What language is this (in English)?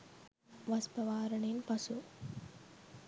Sinhala